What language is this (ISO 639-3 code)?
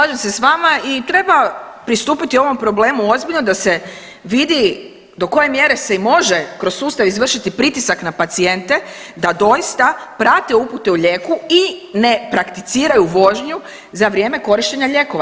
hrv